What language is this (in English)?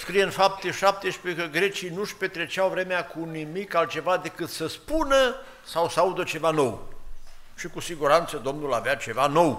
Romanian